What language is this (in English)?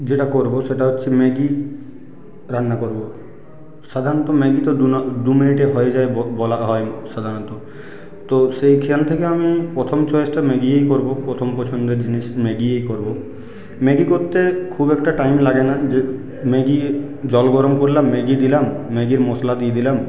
Bangla